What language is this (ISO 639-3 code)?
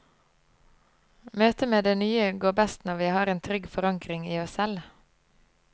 nor